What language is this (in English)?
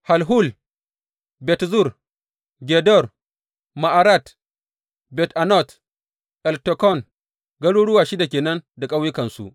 Hausa